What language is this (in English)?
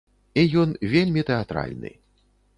Belarusian